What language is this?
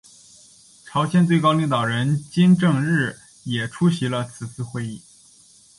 Chinese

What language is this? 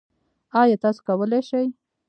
Pashto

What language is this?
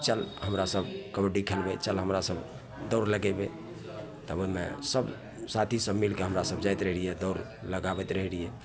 Maithili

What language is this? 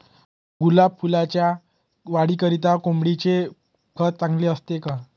Marathi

